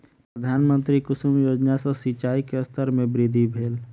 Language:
Maithili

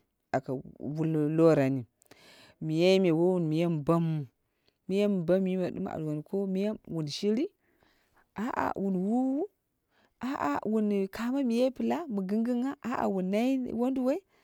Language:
Dera (Nigeria)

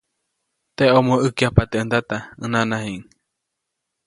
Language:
Copainalá Zoque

